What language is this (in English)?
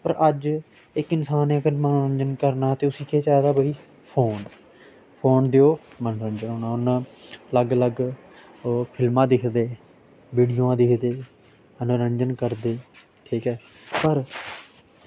Dogri